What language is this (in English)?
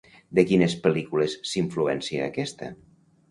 Catalan